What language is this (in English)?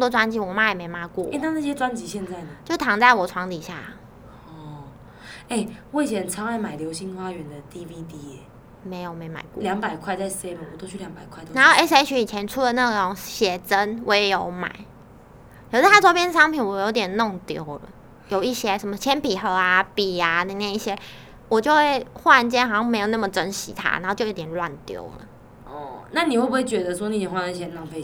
Chinese